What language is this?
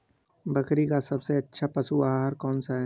Hindi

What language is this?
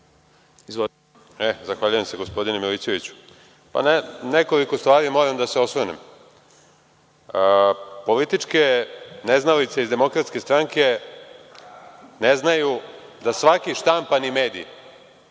Serbian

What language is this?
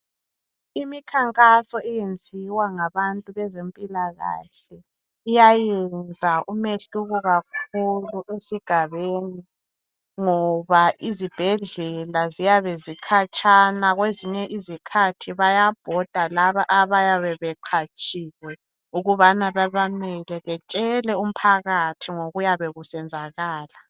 North Ndebele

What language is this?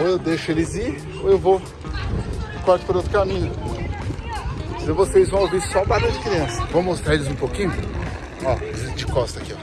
Portuguese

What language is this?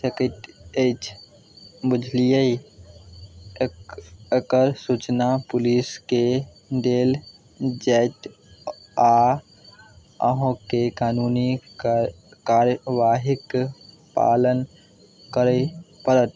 Maithili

